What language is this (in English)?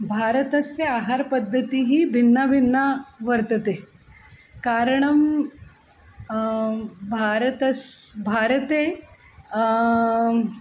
Sanskrit